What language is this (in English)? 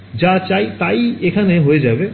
Bangla